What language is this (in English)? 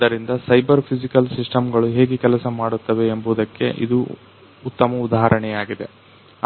Kannada